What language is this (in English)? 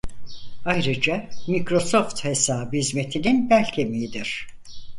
Turkish